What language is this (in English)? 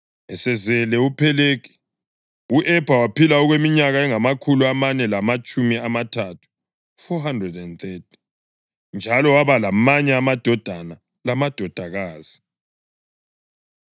North Ndebele